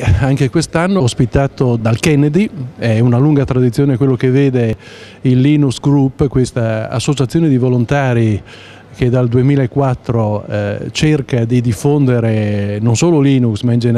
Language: Italian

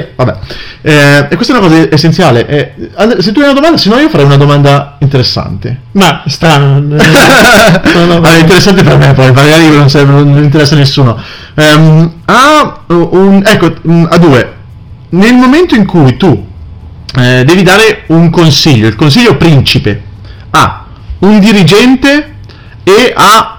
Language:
Italian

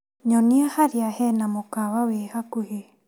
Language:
Kikuyu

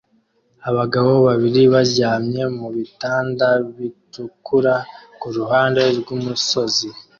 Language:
Kinyarwanda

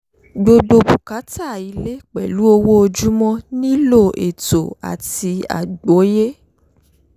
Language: Yoruba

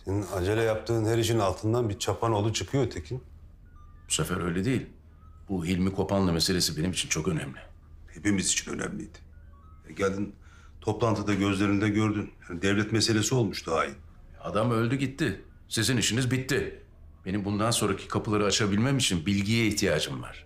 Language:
Turkish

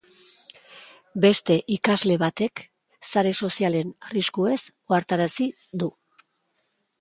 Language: Basque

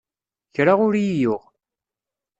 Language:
Kabyle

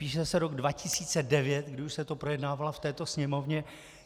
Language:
Czech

